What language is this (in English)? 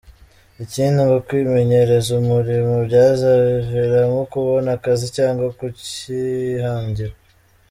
Kinyarwanda